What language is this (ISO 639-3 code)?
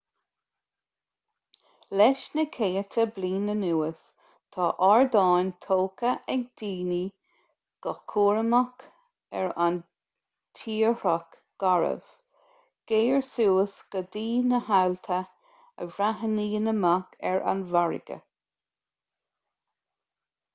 gle